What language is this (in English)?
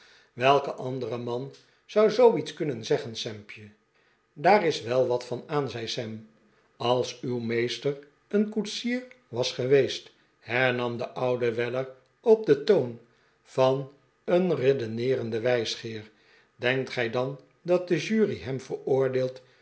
Dutch